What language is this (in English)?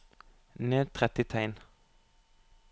Norwegian